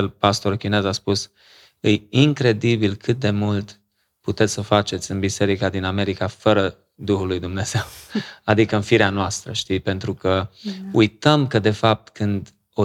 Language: Romanian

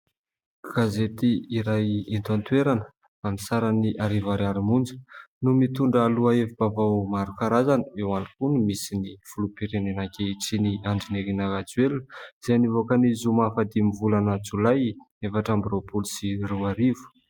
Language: Malagasy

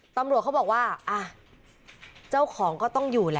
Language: Thai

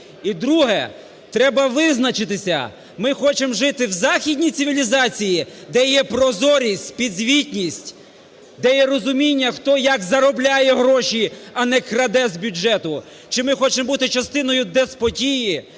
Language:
Ukrainian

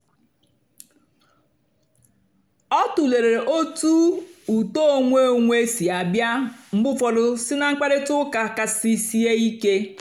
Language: Igbo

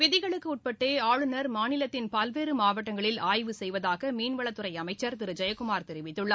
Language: Tamil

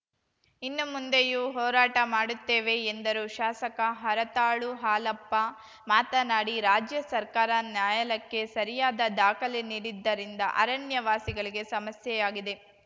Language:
Kannada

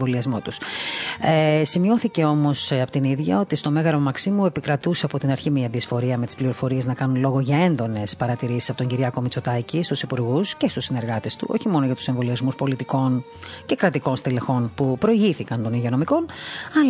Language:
Greek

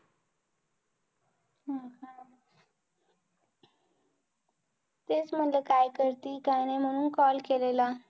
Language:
Marathi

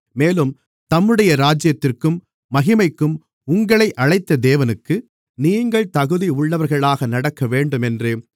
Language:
Tamil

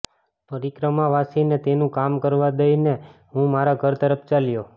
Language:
Gujarati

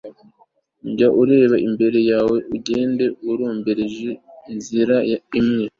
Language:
Kinyarwanda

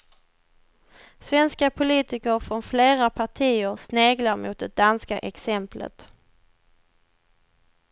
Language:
Swedish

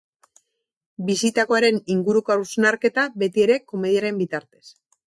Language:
Basque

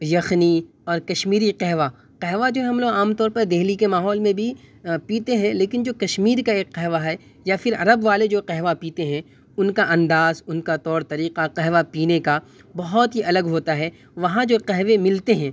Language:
Urdu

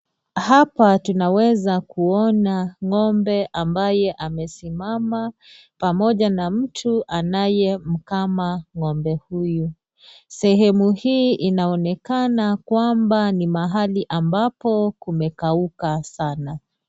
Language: Swahili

